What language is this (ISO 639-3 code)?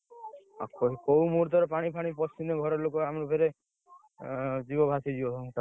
ori